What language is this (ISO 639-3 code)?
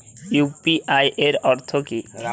ben